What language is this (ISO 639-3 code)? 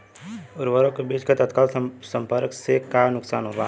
bho